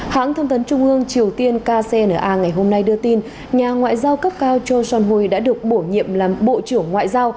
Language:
Vietnamese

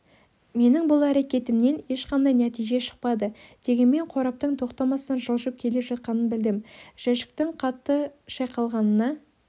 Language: Kazakh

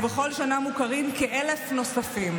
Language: Hebrew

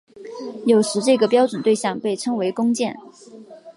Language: Chinese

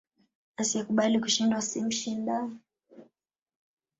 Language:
Swahili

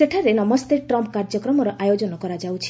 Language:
Odia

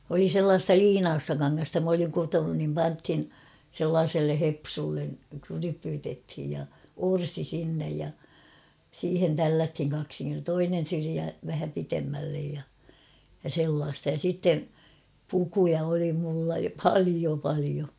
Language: Finnish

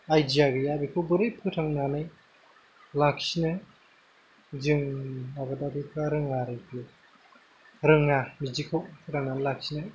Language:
Bodo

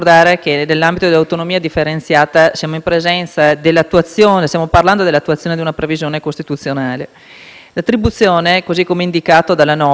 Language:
Italian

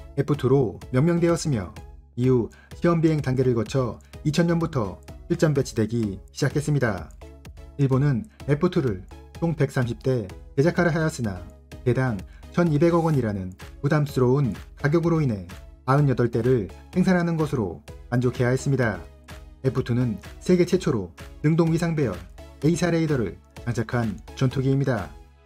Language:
Korean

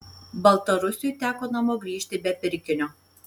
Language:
Lithuanian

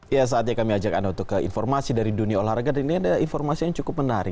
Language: Indonesian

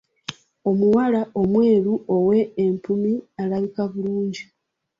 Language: Ganda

